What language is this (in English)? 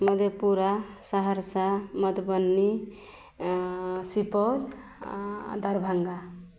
Maithili